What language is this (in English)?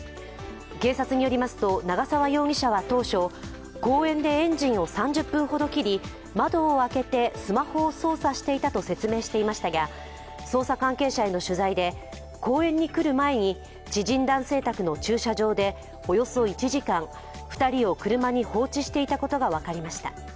Japanese